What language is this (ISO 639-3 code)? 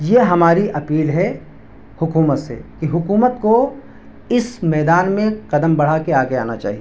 urd